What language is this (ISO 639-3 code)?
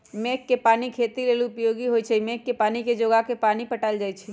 mag